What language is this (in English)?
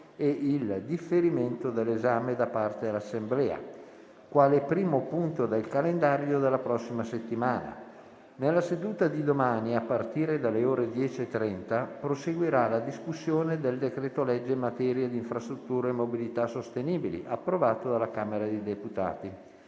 Italian